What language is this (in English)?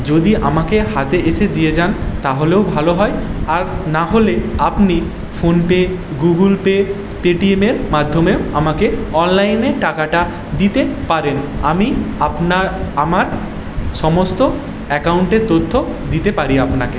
Bangla